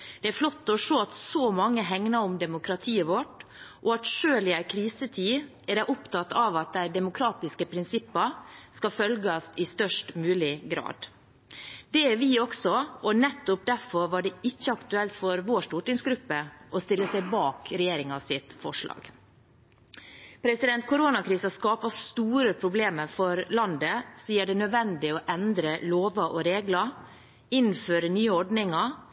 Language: Norwegian Bokmål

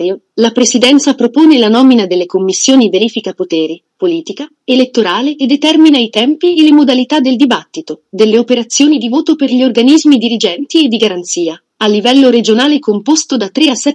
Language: Italian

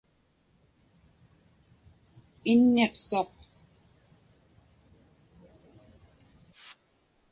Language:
Inupiaq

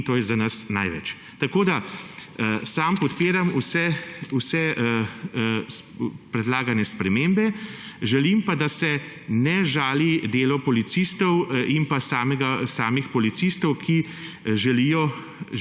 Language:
Slovenian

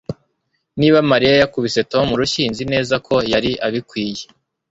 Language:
Kinyarwanda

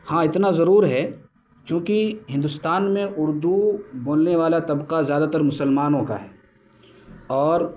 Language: Urdu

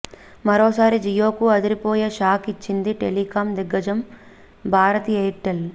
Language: Telugu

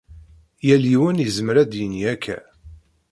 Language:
Kabyle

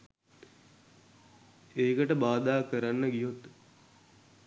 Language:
Sinhala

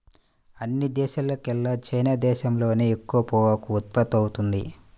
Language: Telugu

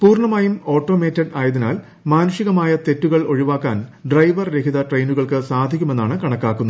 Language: Malayalam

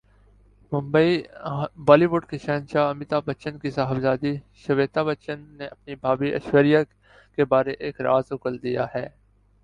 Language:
Urdu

